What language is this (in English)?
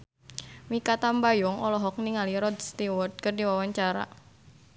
Sundanese